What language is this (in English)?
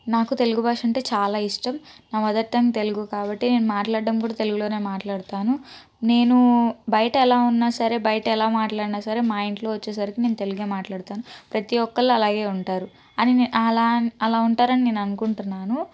Telugu